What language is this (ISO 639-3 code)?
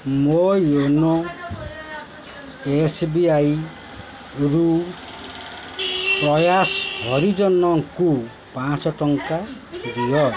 ori